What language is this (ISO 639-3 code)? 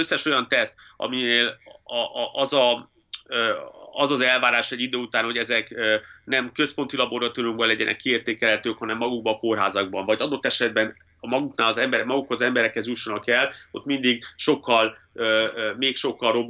hun